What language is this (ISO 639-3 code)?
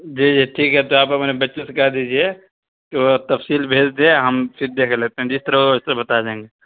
urd